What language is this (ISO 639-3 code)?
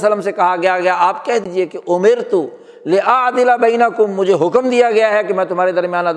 urd